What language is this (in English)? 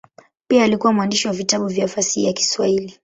Swahili